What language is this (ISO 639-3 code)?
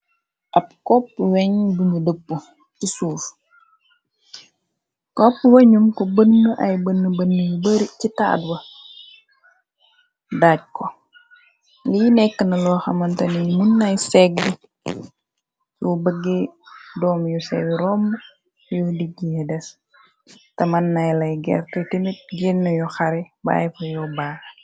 wol